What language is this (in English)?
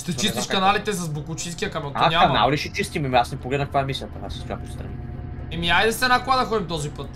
Bulgarian